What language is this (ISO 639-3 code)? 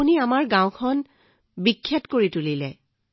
asm